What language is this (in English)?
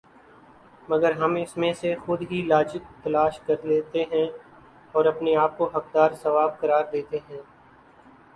Urdu